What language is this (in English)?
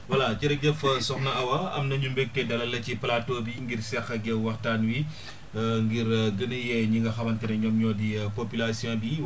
Wolof